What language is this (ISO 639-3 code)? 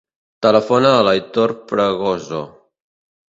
cat